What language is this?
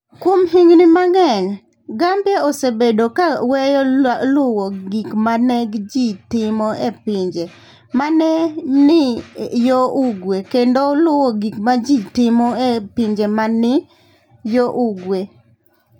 Luo (Kenya and Tanzania)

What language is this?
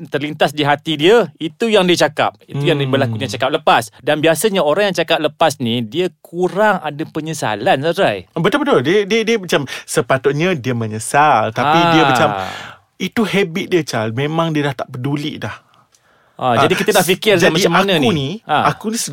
Malay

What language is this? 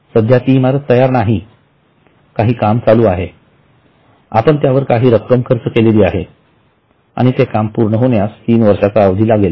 Marathi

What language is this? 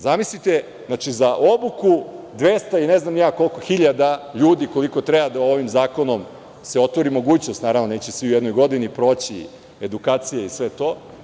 Serbian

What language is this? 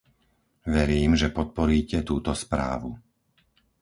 Slovak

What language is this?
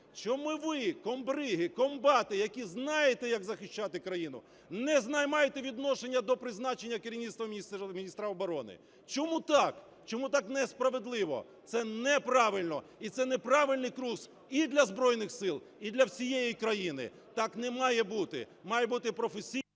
Ukrainian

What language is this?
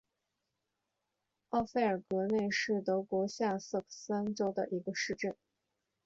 Chinese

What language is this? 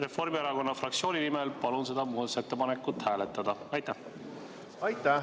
Estonian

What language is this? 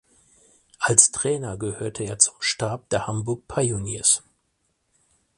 German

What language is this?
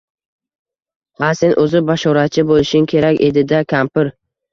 Uzbek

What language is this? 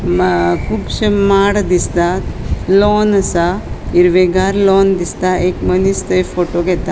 Konkani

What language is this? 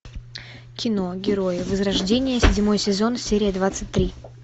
Russian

